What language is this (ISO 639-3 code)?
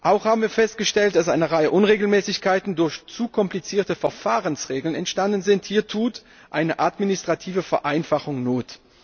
deu